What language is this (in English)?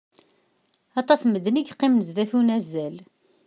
Kabyle